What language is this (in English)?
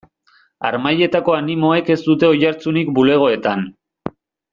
Basque